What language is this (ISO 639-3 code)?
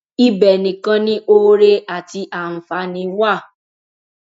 yor